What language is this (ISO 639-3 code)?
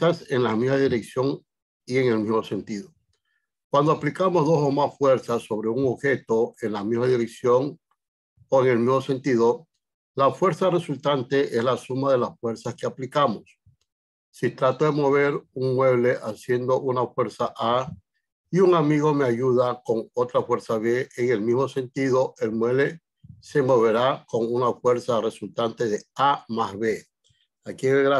spa